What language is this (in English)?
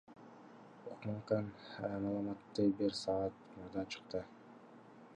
Kyrgyz